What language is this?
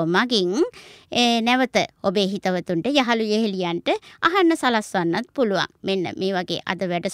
Japanese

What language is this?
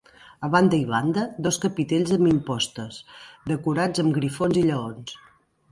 Catalan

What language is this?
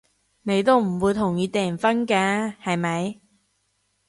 Cantonese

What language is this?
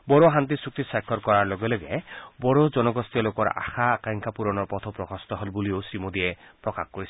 Assamese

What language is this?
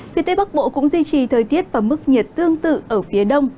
Vietnamese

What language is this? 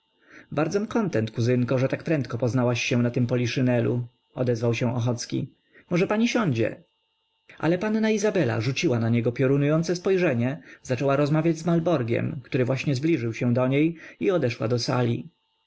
Polish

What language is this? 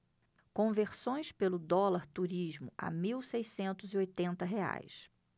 Portuguese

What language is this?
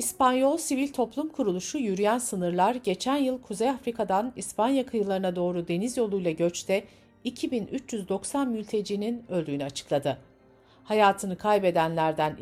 Turkish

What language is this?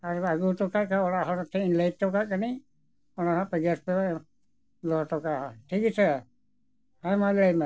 Santali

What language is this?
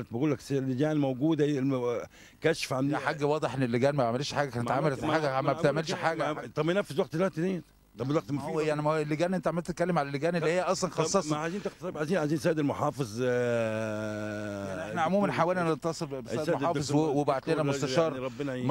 Arabic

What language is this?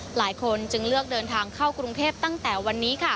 Thai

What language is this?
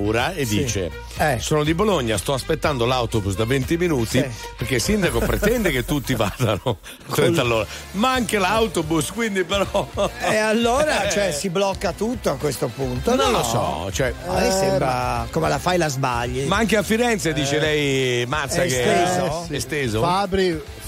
Italian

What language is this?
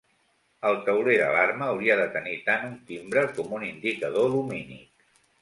Catalan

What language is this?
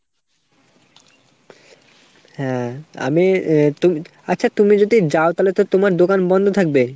Bangla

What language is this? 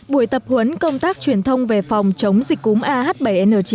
Vietnamese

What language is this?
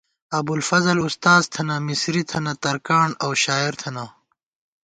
Gawar-Bati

